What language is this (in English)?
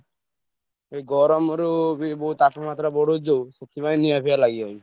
Odia